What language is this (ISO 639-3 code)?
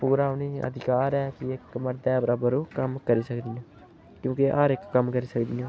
doi